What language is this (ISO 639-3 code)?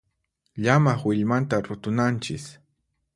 qxp